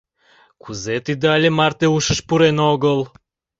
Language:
Mari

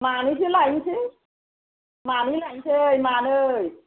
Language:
Bodo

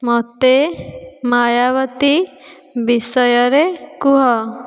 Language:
Odia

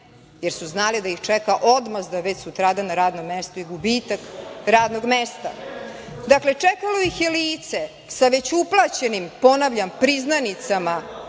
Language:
Serbian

